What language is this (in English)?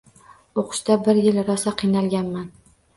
Uzbek